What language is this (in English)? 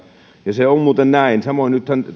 Finnish